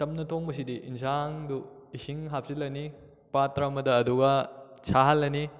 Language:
Manipuri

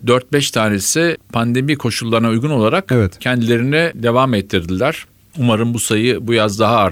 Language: Turkish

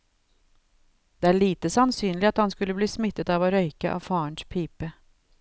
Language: Norwegian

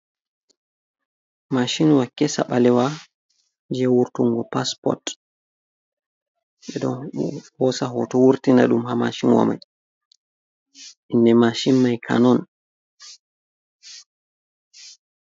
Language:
Fula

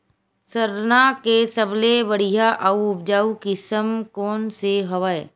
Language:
Chhattisgarhi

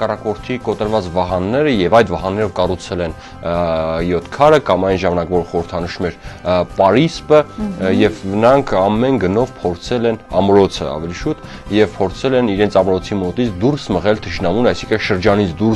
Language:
Romanian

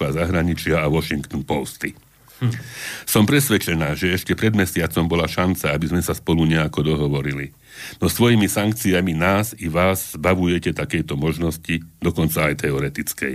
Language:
Slovak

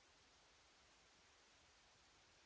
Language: Italian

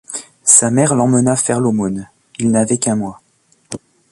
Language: French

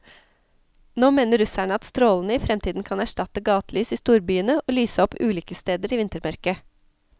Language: Norwegian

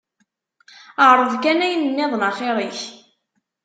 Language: Kabyle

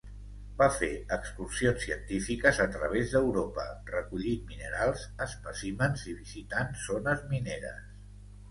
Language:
Catalan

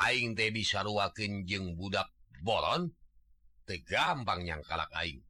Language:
Indonesian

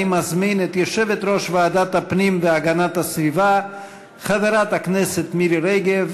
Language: Hebrew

